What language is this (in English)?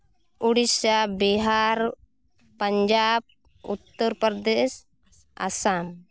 Santali